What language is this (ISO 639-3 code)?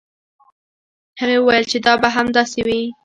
pus